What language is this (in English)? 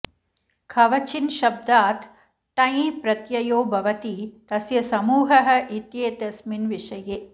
Sanskrit